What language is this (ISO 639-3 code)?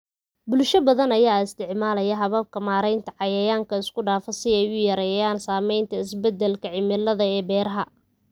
som